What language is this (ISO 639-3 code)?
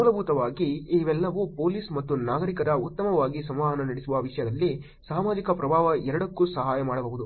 kan